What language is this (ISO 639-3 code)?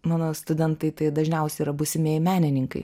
lit